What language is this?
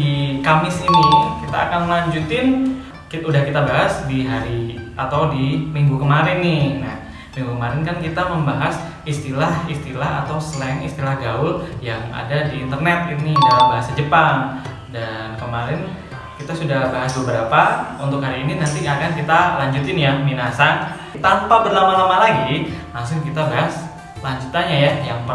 Indonesian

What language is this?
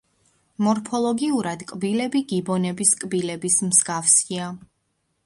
Georgian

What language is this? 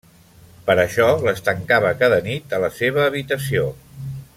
Catalan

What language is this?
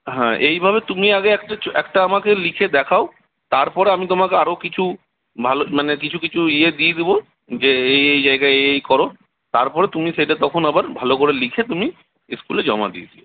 Bangla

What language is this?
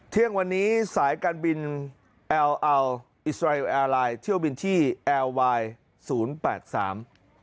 Thai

